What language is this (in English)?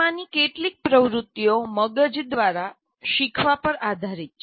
Gujarati